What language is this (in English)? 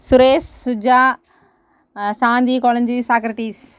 Tamil